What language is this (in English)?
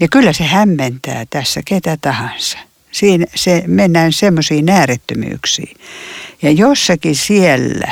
Finnish